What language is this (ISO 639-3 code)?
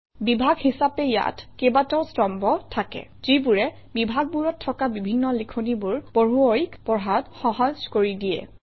asm